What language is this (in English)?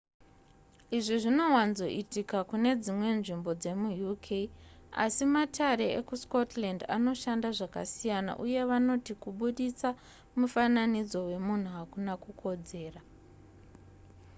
Shona